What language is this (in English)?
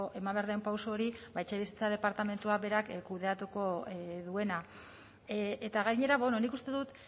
Basque